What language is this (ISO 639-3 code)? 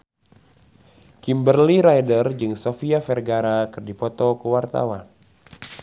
sun